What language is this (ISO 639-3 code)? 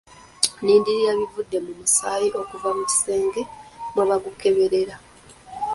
lug